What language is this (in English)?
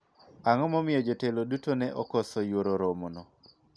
Luo (Kenya and Tanzania)